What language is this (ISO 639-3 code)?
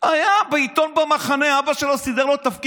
heb